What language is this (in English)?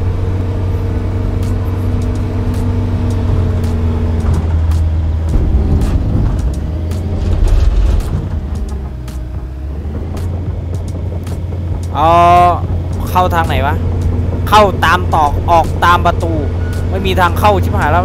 Thai